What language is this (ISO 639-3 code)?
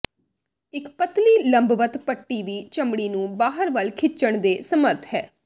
pan